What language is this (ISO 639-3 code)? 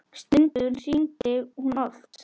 isl